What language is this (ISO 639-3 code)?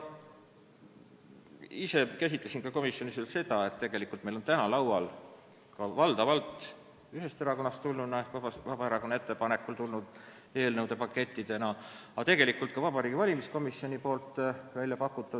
est